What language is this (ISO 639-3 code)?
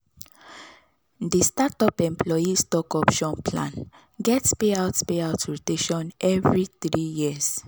pcm